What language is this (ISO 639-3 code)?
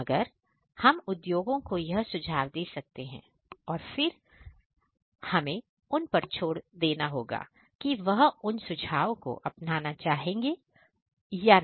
hin